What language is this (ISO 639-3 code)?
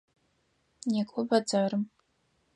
ady